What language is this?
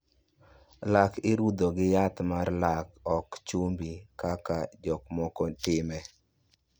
Luo (Kenya and Tanzania)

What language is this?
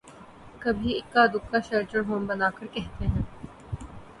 Urdu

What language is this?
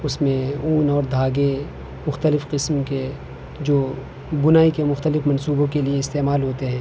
Urdu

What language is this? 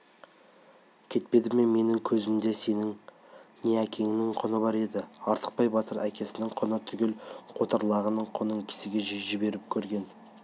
Kazakh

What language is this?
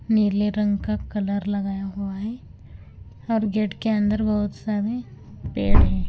Hindi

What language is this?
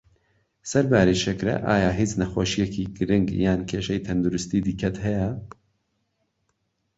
Central Kurdish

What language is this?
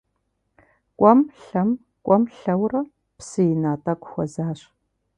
Kabardian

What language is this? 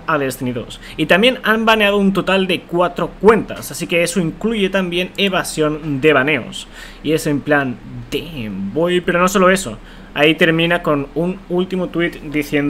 Spanish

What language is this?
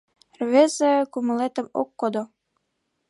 Mari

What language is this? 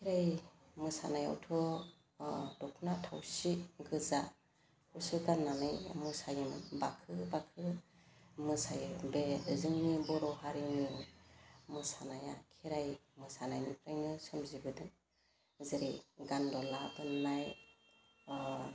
Bodo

